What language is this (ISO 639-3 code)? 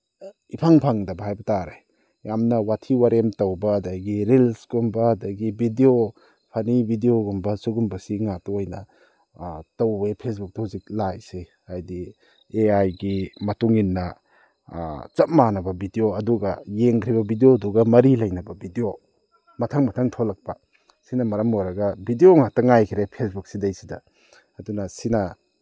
mni